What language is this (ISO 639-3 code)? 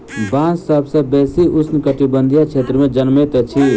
mai